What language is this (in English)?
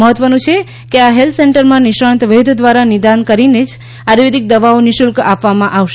Gujarati